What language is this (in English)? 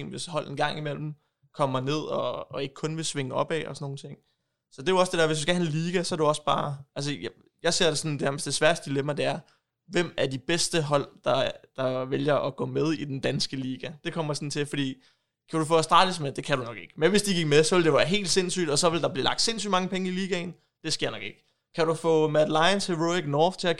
Danish